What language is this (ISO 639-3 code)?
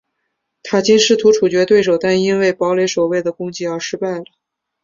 zho